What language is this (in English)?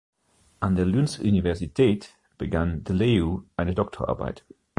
German